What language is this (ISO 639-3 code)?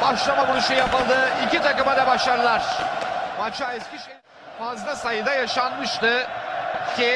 tur